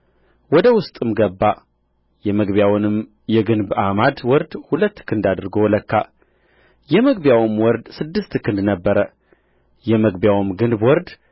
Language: Amharic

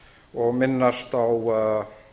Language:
Icelandic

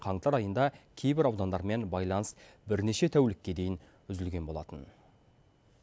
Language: Kazakh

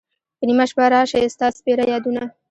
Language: Pashto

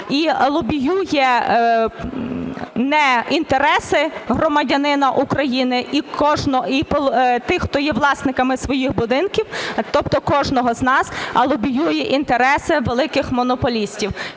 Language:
Ukrainian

